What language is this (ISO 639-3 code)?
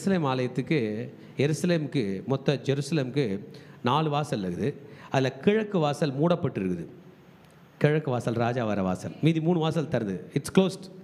tam